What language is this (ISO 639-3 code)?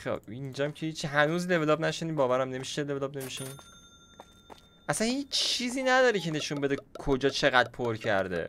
fas